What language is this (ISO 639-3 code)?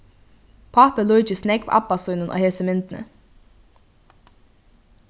fao